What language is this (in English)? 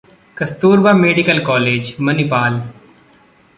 Hindi